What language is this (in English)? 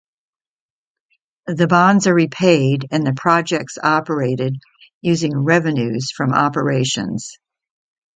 English